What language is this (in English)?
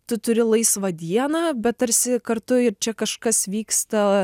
Lithuanian